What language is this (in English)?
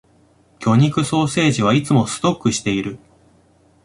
Japanese